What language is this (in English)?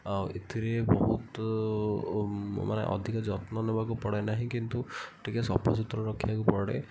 Odia